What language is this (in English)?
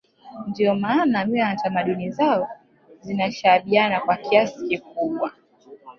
Swahili